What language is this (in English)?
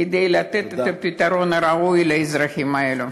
Hebrew